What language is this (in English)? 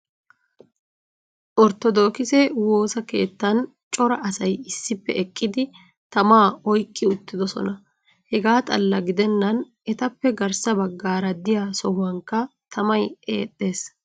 Wolaytta